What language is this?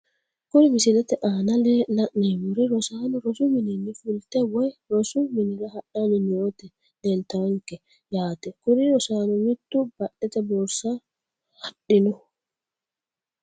Sidamo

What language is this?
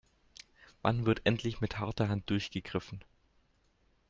German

